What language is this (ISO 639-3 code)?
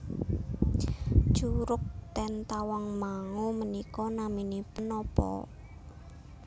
jav